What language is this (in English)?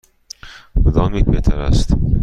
Persian